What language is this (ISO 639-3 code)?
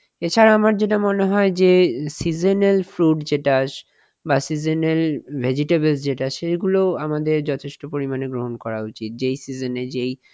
ben